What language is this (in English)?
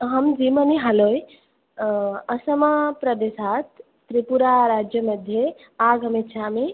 Sanskrit